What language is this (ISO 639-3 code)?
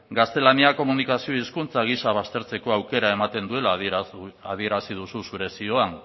eus